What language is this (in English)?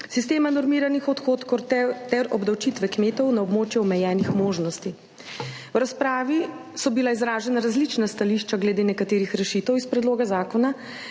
Slovenian